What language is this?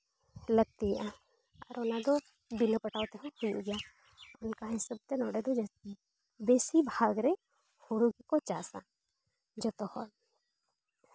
Santali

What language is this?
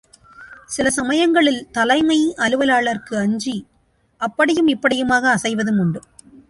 Tamil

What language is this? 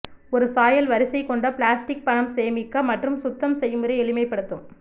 Tamil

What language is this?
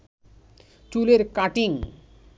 Bangla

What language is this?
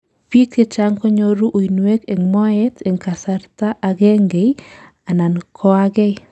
Kalenjin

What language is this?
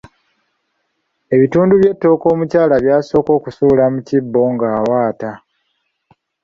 Ganda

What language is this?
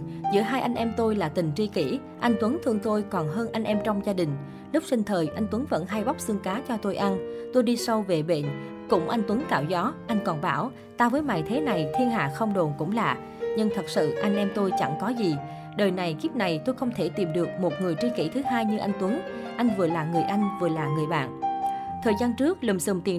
Vietnamese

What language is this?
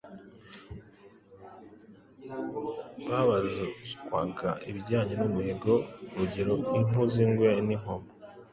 Kinyarwanda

